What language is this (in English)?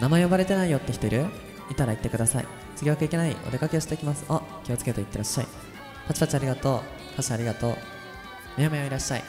Japanese